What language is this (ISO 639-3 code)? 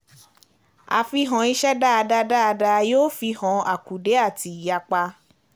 yor